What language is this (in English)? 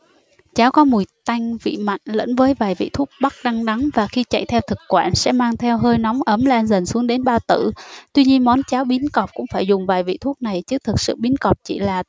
Vietnamese